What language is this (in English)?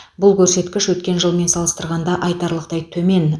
Kazakh